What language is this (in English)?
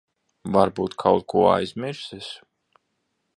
Latvian